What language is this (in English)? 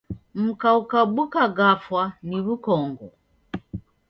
Taita